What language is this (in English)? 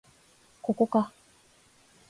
Japanese